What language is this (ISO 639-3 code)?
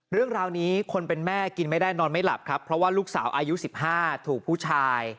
tha